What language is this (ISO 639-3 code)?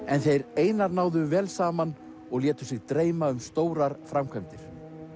isl